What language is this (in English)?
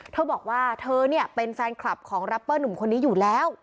Thai